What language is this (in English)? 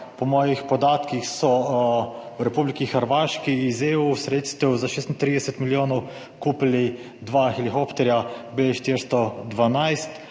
Slovenian